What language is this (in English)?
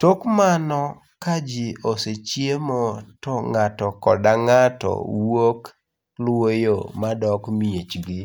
Luo (Kenya and Tanzania)